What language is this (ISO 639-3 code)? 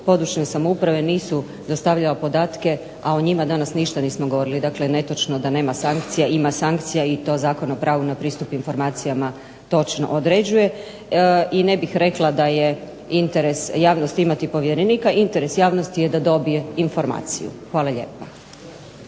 hrv